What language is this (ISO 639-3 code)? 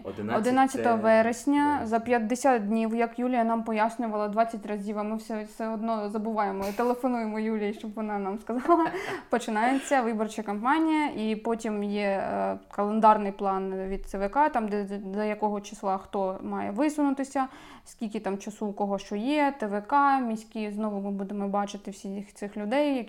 ukr